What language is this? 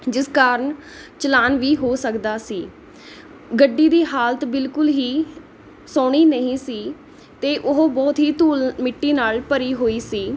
Punjabi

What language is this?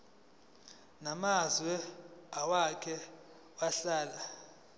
Zulu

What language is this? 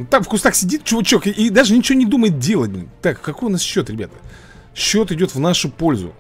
Russian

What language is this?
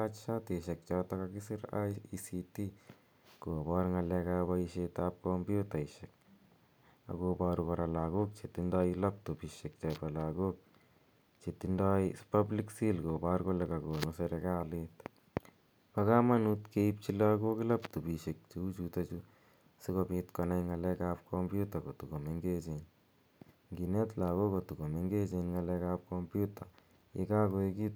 Kalenjin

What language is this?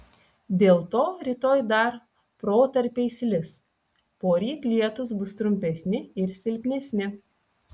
Lithuanian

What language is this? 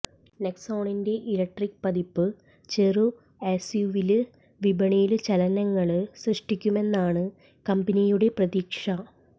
Malayalam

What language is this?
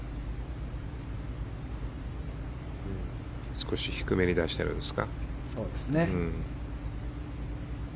Japanese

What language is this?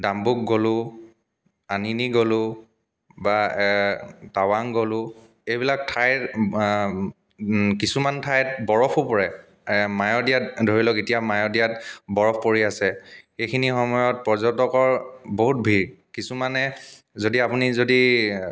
Assamese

